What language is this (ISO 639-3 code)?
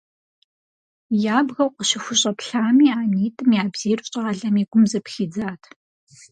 kbd